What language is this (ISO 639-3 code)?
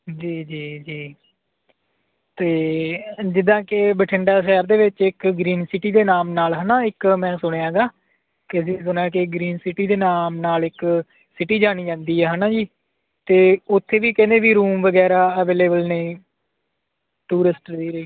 pan